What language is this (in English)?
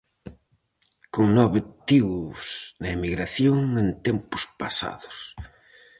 Galician